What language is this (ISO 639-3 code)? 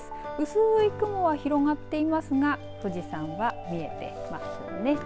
jpn